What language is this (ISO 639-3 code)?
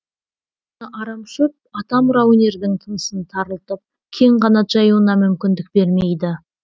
kaz